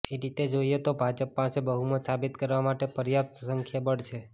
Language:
Gujarati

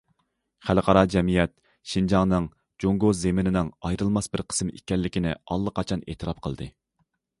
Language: Uyghur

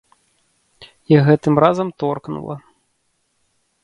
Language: Belarusian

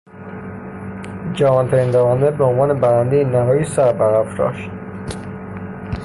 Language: Persian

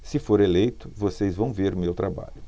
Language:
Portuguese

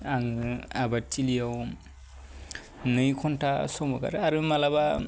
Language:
Bodo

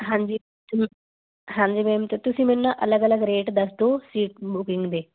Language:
Punjabi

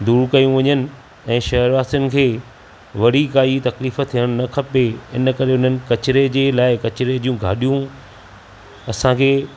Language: Sindhi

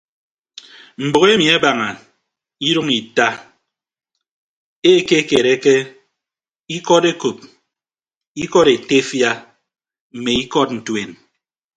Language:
Ibibio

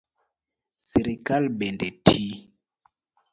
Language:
Luo (Kenya and Tanzania)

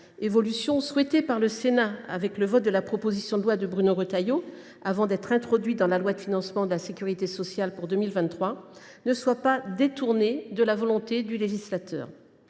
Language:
French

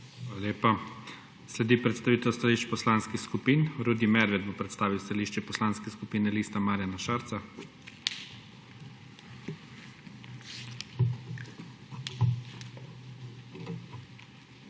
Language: Slovenian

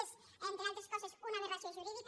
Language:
Catalan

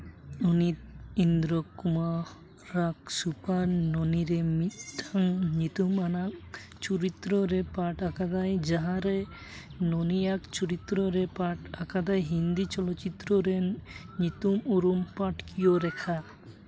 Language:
Santali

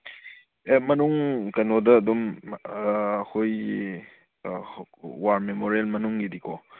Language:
Manipuri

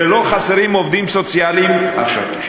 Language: Hebrew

